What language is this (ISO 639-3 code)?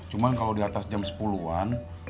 ind